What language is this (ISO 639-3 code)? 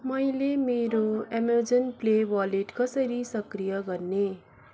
nep